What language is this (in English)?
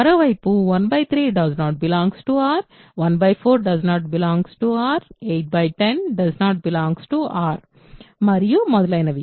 Telugu